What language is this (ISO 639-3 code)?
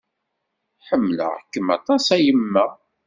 kab